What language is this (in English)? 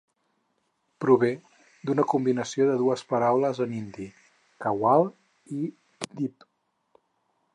Catalan